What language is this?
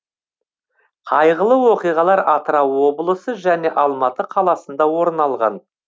Kazakh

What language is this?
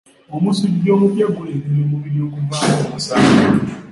Ganda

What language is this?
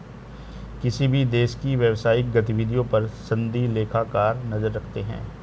Hindi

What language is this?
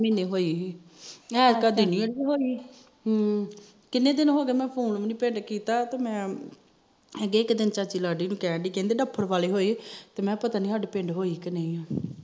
Punjabi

